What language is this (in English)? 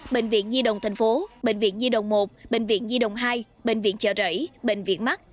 Vietnamese